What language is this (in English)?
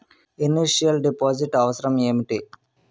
Telugu